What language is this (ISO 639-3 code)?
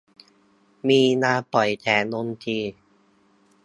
tha